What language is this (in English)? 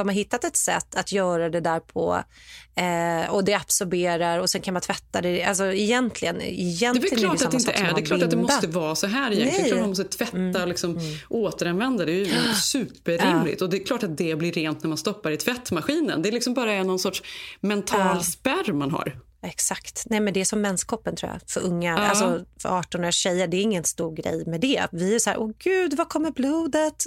Swedish